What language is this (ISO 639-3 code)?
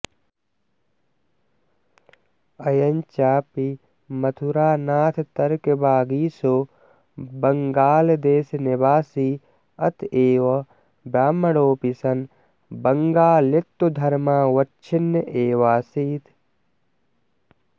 san